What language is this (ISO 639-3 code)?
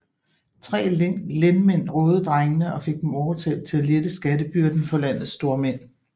dan